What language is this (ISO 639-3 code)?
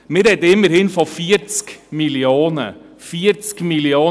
gsw